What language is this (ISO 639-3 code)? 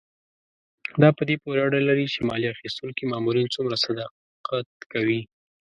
pus